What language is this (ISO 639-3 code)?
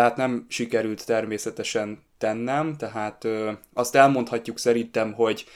hun